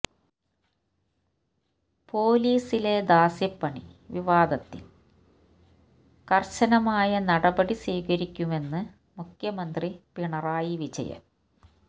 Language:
Malayalam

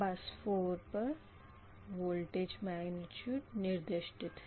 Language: Hindi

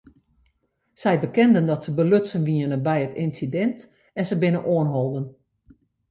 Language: Western Frisian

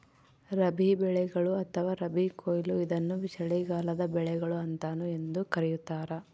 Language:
Kannada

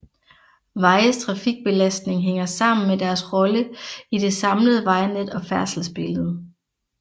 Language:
Danish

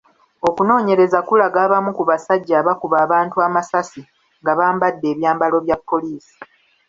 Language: Ganda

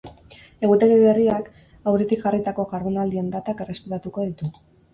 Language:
Basque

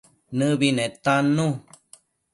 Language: Matsés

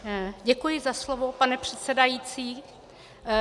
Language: Czech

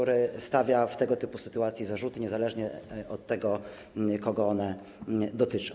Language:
Polish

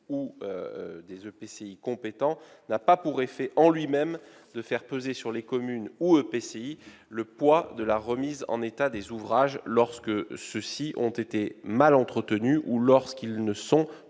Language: French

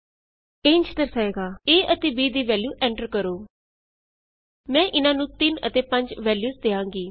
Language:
Punjabi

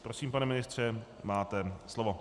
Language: Czech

